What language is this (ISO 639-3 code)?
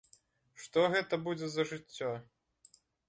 bel